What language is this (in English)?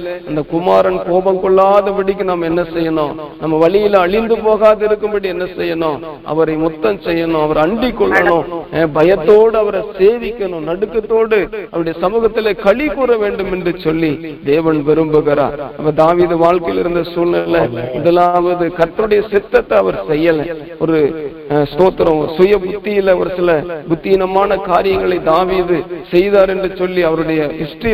Tamil